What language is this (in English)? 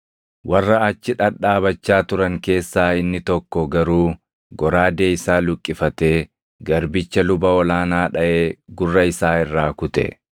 Oromo